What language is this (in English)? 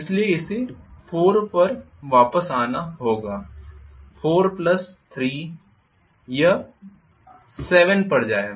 Hindi